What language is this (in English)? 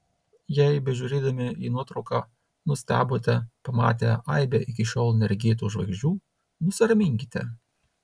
Lithuanian